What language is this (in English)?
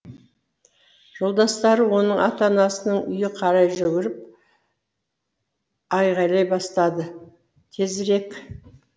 Kazakh